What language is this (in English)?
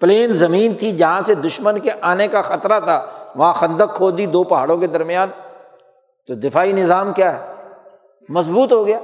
Urdu